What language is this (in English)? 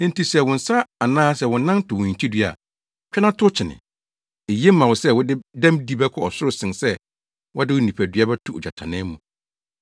Akan